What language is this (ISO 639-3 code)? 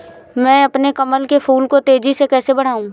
hin